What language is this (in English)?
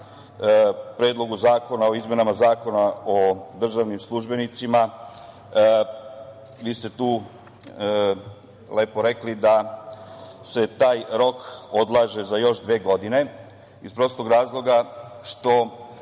Serbian